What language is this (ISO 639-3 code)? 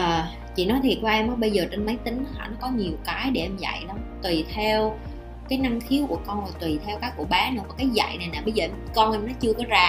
vie